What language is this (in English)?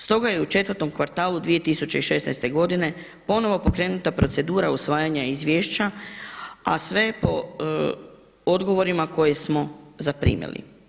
Croatian